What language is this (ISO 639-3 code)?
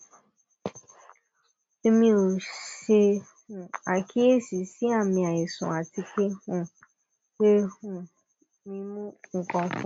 yor